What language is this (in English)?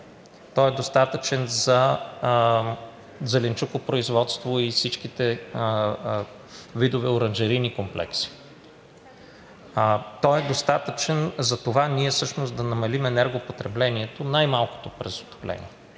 Bulgarian